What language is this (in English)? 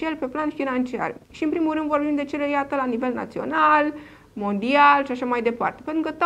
Romanian